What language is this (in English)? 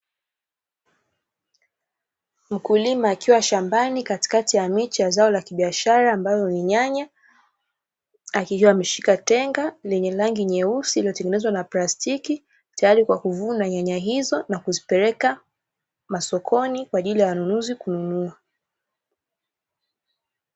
Swahili